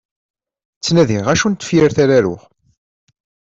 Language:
Kabyle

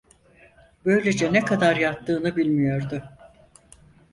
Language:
Turkish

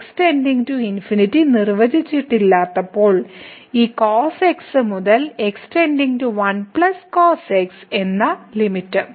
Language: Malayalam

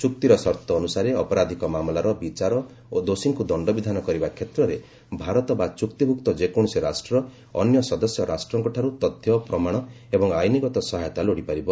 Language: Odia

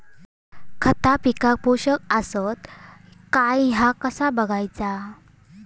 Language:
Marathi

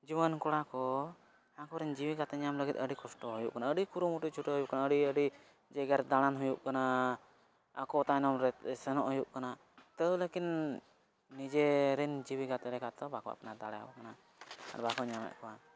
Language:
Santali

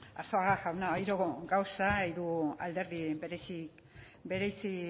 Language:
Basque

